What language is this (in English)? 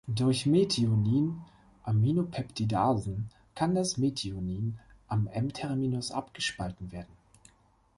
German